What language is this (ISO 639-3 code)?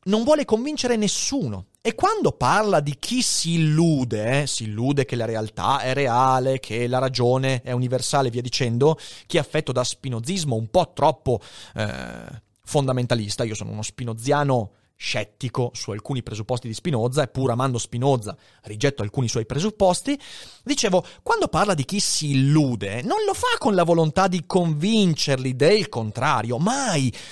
ita